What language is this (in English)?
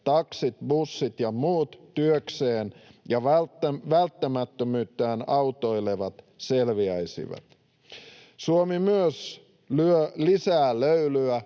Finnish